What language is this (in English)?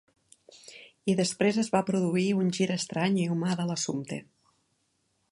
Catalan